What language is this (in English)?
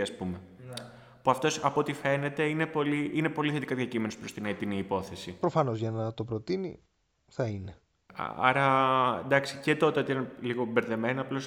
Greek